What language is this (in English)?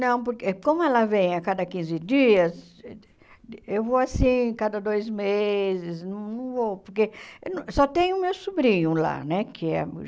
Portuguese